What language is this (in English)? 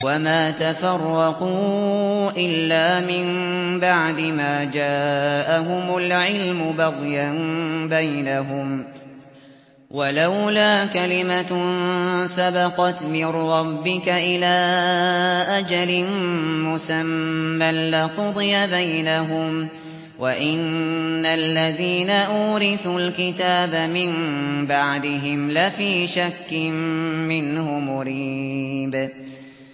Arabic